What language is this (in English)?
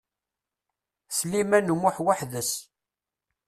Kabyle